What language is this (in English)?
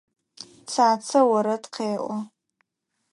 Adyghe